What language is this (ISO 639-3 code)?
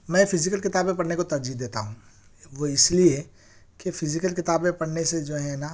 urd